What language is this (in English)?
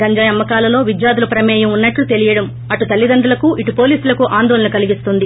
Telugu